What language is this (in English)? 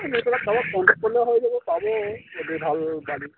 Assamese